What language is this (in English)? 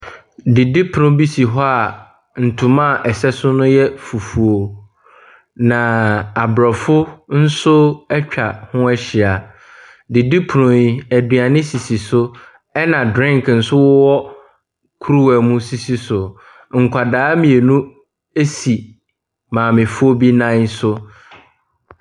Akan